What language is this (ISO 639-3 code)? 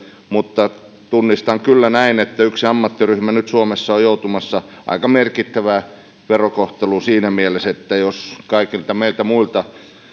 fin